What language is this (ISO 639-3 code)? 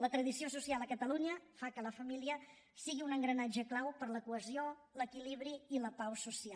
cat